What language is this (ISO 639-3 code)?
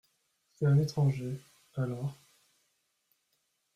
fra